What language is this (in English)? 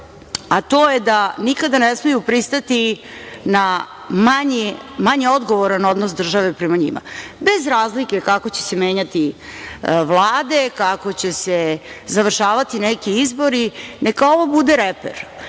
Serbian